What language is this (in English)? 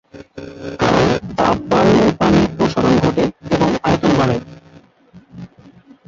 Bangla